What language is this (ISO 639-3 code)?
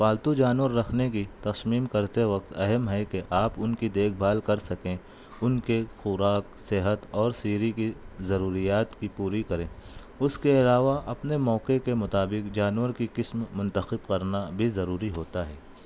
urd